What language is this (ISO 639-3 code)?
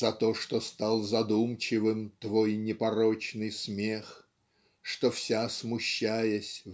rus